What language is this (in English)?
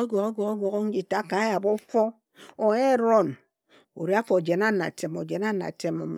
Ejagham